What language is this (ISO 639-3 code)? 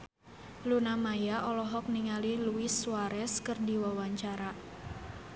sun